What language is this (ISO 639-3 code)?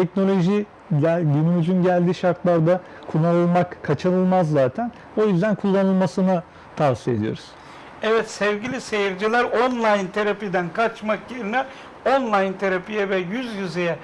tur